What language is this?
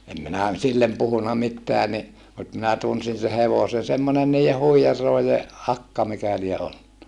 Finnish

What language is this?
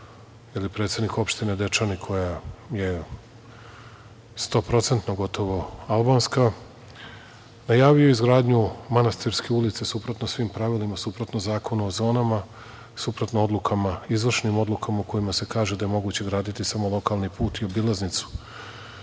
Serbian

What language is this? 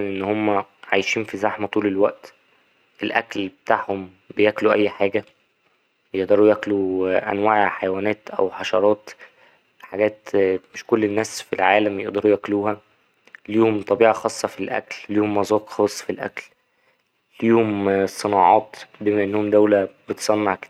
Egyptian Arabic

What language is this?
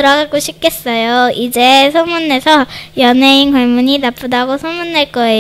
Korean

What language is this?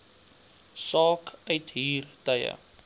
Afrikaans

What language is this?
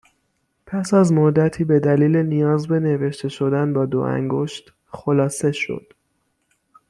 Persian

